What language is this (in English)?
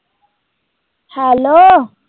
Punjabi